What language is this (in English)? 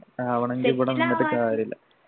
Malayalam